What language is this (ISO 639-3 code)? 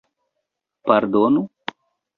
epo